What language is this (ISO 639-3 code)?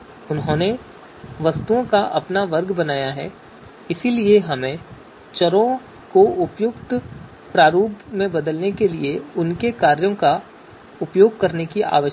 hin